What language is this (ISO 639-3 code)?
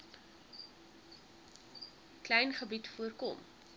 afr